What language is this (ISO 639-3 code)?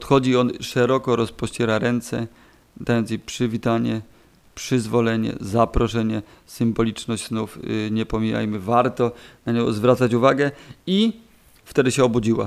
pol